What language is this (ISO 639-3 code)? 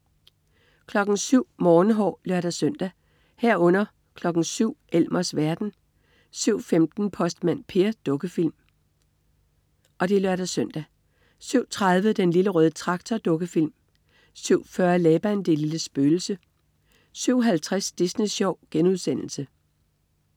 dan